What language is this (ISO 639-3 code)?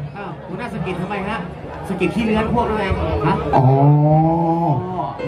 tha